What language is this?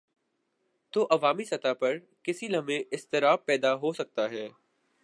Urdu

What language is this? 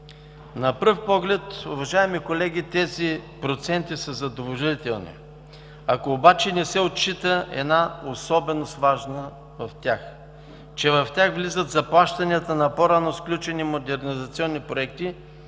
Bulgarian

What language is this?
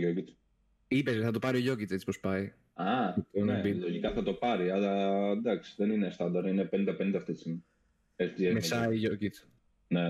Greek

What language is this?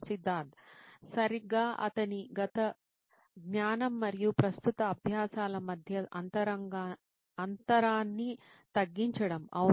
Telugu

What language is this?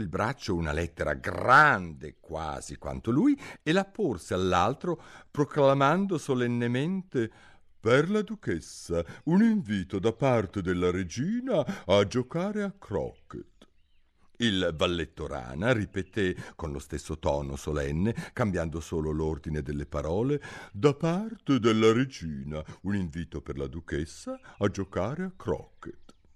Italian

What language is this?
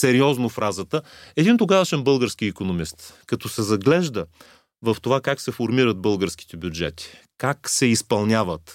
Bulgarian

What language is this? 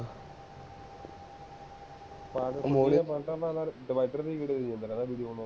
Punjabi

